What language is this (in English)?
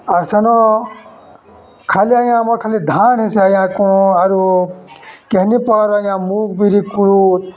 Odia